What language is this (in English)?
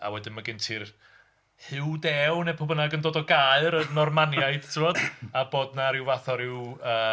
Welsh